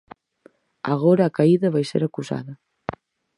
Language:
Galician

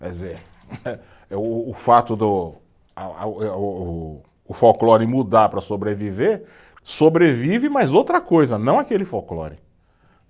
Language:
Portuguese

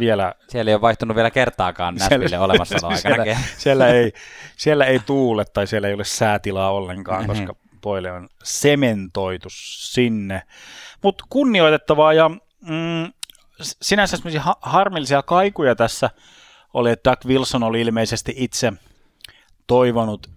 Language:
Finnish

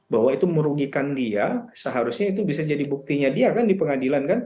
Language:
Indonesian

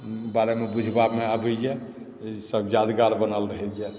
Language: Maithili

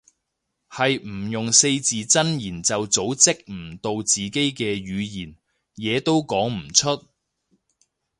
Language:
Cantonese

